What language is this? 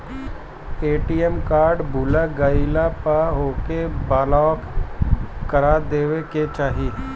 Bhojpuri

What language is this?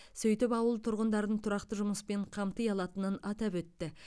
Kazakh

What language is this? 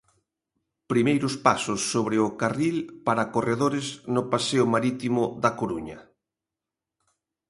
Galician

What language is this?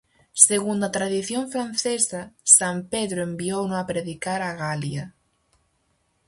Galician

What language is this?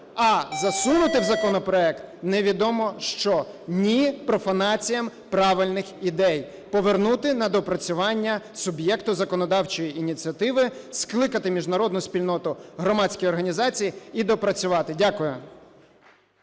Ukrainian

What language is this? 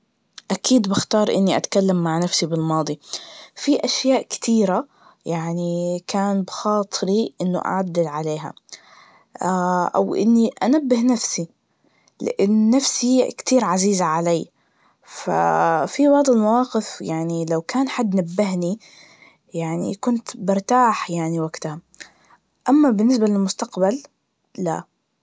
Najdi Arabic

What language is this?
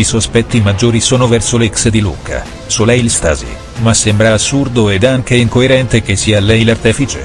Italian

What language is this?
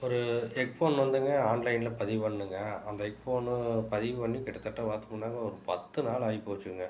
Tamil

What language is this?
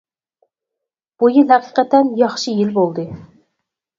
Uyghur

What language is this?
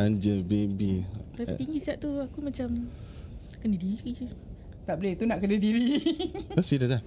Malay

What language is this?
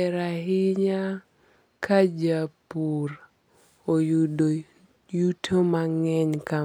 Luo (Kenya and Tanzania)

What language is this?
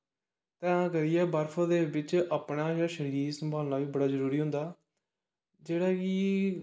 Dogri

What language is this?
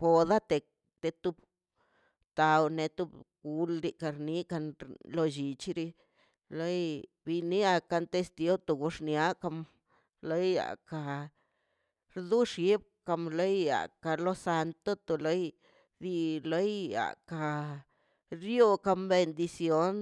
Mazaltepec Zapotec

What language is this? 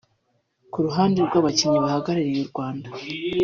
Kinyarwanda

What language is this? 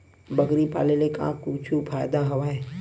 Chhattisgarhi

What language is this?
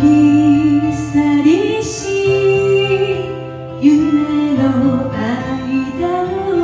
Indonesian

